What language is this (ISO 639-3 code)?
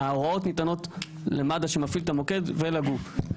heb